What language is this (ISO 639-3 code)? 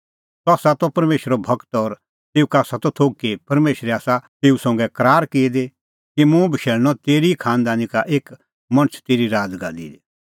kfx